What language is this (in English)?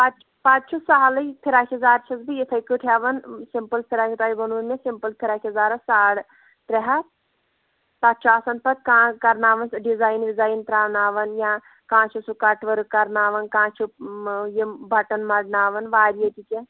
Kashmiri